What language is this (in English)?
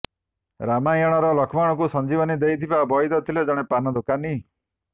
Odia